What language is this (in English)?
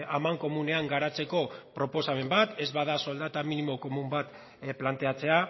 Basque